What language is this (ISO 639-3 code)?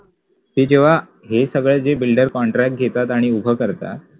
mar